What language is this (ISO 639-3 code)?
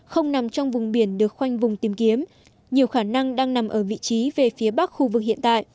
vie